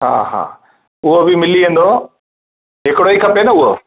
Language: Sindhi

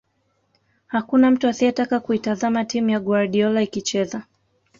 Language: Swahili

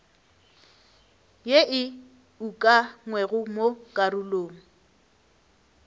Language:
Northern Sotho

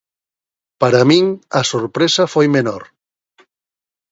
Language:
Galician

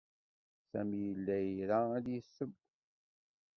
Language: Kabyle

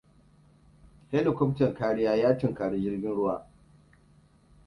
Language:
Hausa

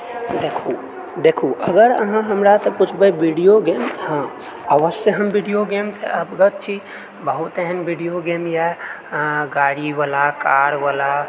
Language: Maithili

